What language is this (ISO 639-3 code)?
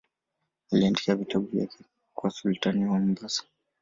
swa